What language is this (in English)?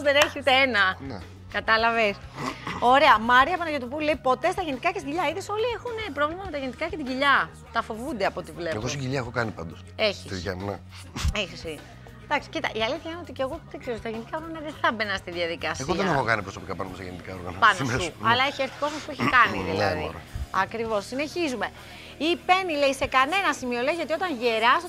Greek